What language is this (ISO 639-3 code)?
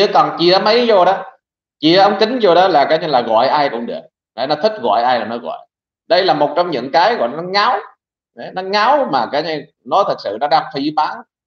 vie